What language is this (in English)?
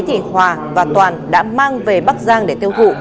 Vietnamese